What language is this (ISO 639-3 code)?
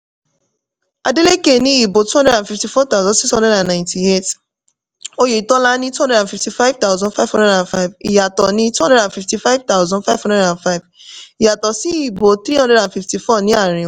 yor